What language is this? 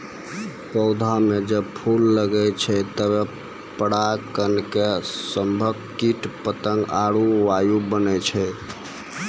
Maithili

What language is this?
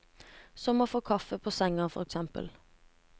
Norwegian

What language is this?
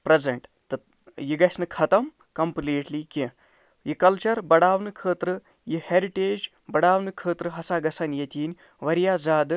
Kashmiri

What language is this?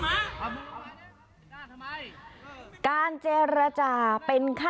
Thai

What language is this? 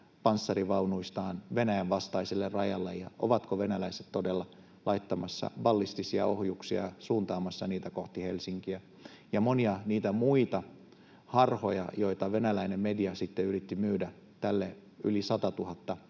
Finnish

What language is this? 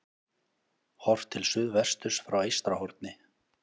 Icelandic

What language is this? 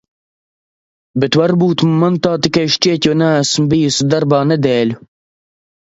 Latvian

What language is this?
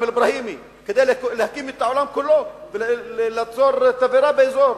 Hebrew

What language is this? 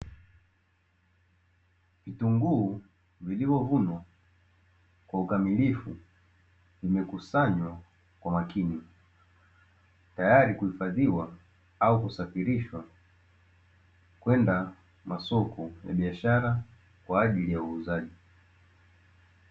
Swahili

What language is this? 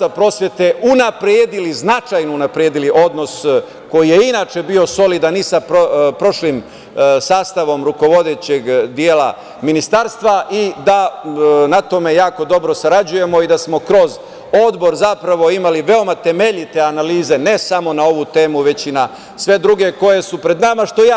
Serbian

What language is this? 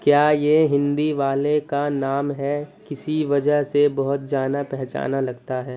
Urdu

